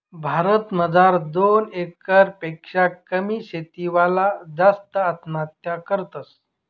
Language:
Marathi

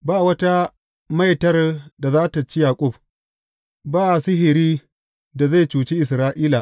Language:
Hausa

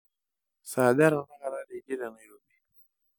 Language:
Masai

